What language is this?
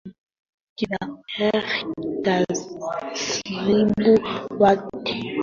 Swahili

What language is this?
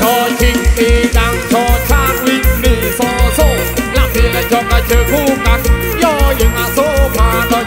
Thai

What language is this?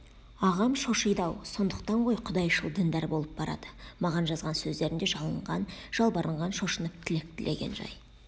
Kazakh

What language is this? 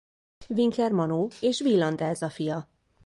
Hungarian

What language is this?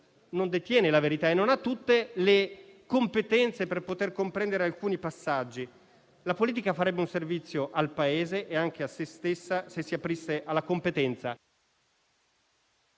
Italian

